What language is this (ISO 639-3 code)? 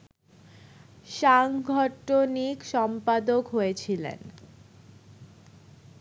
ben